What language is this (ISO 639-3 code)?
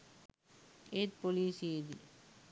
sin